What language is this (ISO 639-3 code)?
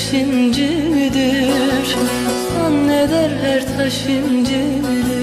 tur